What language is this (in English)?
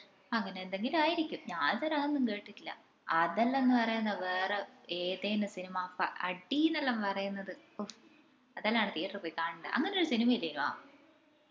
Malayalam